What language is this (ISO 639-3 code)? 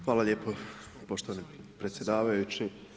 hrv